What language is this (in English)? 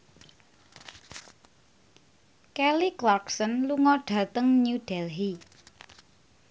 Javanese